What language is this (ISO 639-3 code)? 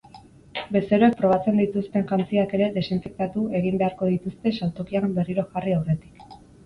eus